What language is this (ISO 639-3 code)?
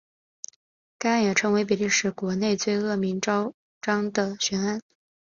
zho